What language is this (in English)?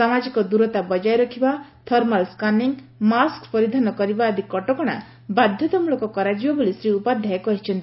Odia